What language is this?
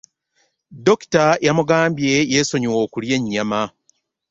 Ganda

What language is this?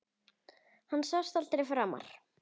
Icelandic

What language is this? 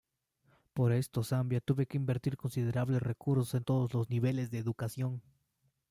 Spanish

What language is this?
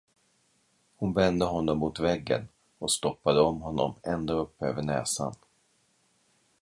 Swedish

